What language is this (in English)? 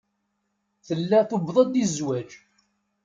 Kabyle